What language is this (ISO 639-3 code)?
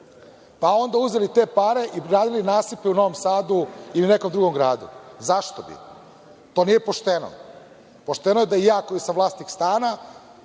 srp